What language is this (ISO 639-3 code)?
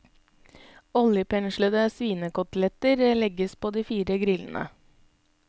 nor